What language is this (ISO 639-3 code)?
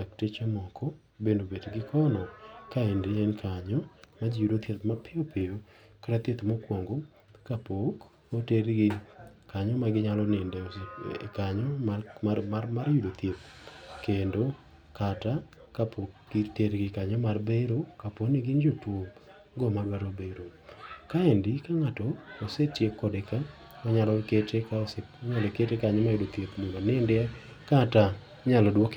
luo